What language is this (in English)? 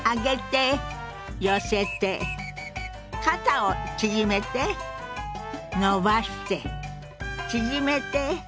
Japanese